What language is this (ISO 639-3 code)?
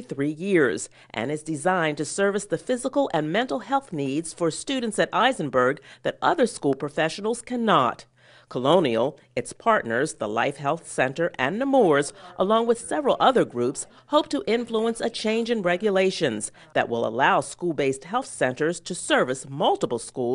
eng